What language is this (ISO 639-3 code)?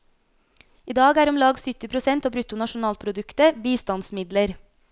nor